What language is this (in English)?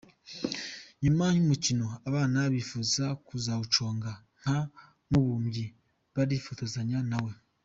Kinyarwanda